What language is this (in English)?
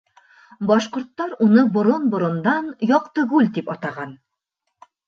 Bashkir